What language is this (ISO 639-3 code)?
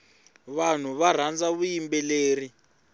tso